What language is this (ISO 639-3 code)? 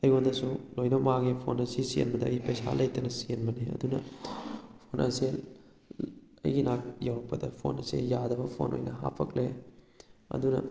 mni